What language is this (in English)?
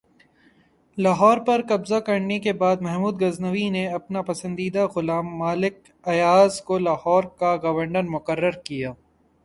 Urdu